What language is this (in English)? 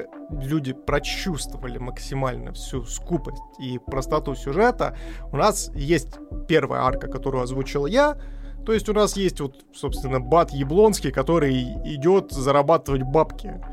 Russian